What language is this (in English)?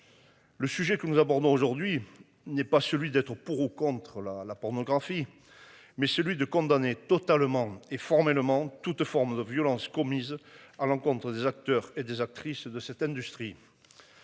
French